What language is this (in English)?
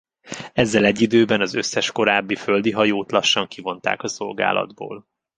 Hungarian